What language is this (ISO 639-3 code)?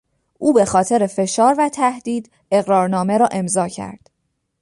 fas